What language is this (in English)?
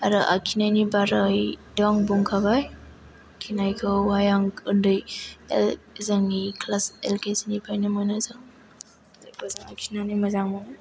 Bodo